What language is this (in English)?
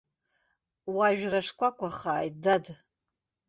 Abkhazian